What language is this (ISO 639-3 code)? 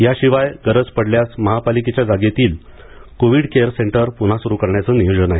mar